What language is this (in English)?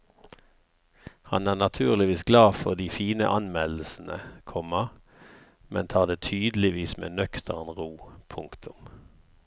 Norwegian